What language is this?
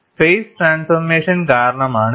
Malayalam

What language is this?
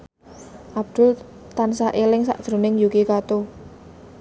Javanese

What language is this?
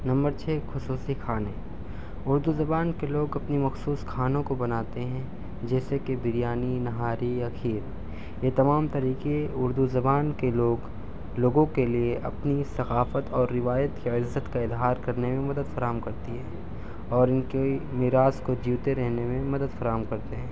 Urdu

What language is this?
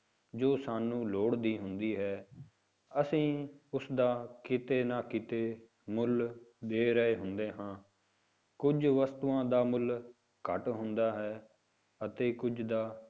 Punjabi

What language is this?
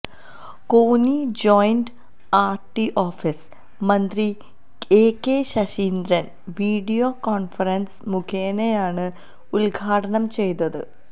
Malayalam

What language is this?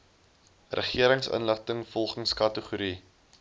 Afrikaans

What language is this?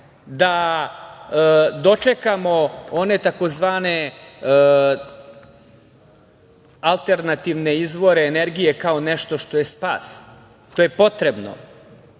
Serbian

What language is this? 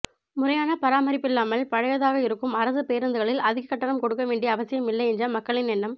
Tamil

